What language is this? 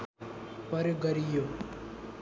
Nepali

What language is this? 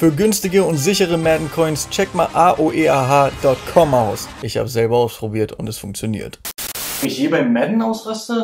German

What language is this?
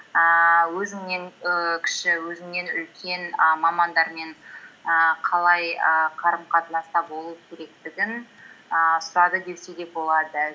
Kazakh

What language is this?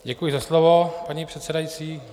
Czech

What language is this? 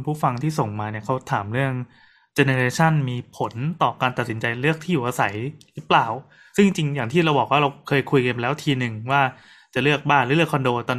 Thai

